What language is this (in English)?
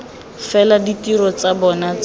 Tswana